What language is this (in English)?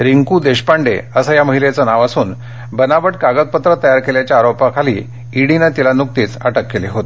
Marathi